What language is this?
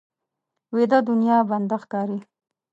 Pashto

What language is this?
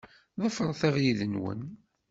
Kabyle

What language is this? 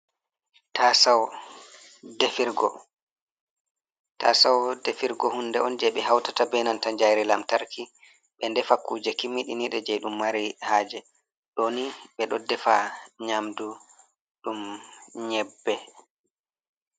Fula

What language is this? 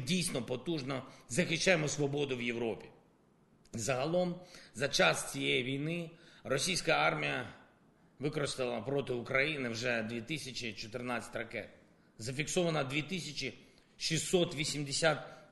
Ukrainian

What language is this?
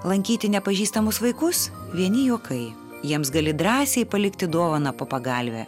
Lithuanian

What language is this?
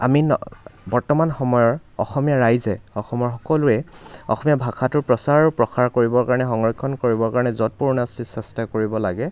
Assamese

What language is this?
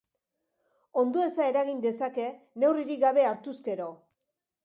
Basque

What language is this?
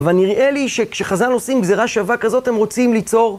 Hebrew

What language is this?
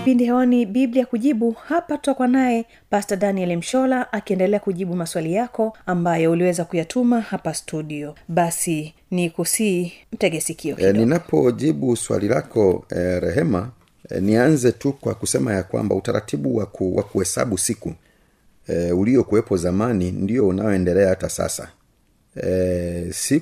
Swahili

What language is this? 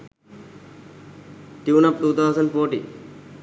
Sinhala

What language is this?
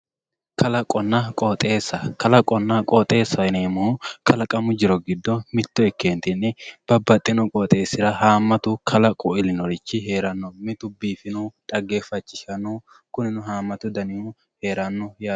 Sidamo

